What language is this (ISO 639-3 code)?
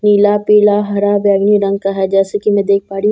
hin